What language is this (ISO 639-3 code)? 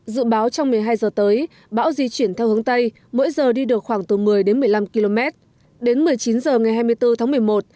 vie